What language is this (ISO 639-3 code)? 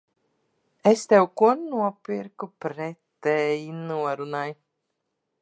lav